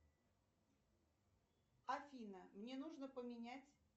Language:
Russian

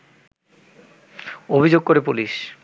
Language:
Bangla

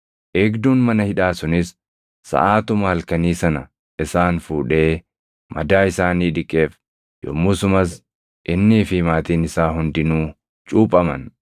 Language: Oromo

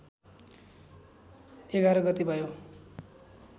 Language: Nepali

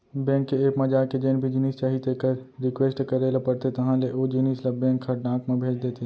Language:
Chhattisgarhi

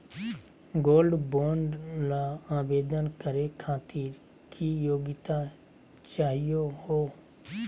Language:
Magahi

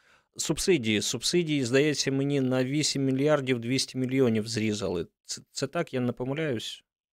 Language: Ukrainian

